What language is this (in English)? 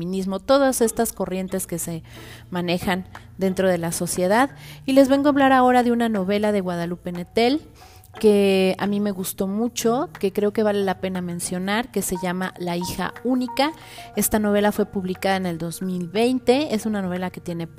Spanish